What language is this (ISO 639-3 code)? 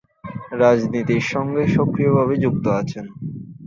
ben